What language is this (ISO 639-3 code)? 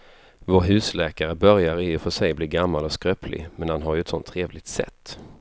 swe